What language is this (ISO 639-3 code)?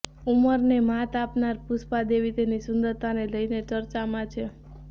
guj